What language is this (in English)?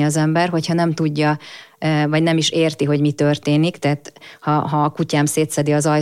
Hungarian